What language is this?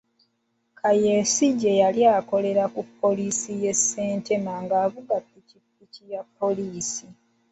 Ganda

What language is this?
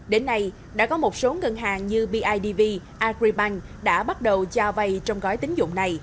Vietnamese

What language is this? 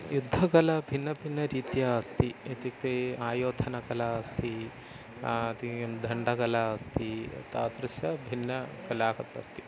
Sanskrit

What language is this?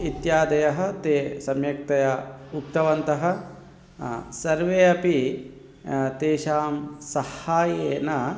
Sanskrit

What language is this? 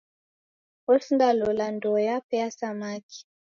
Taita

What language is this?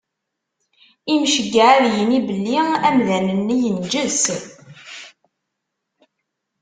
Kabyle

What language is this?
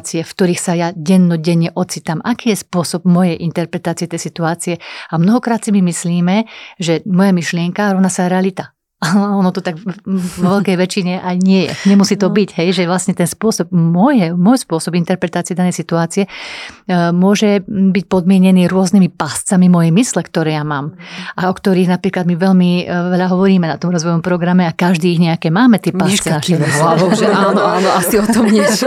Slovak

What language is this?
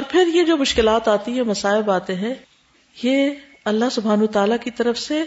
Urdu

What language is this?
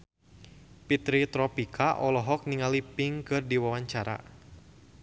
Sundanese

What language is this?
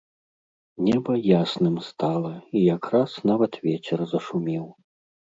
Belarusian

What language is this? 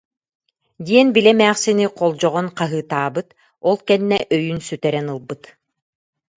Yakut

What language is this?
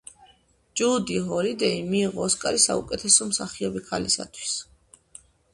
Georgian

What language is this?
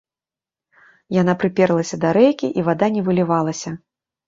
Belarusian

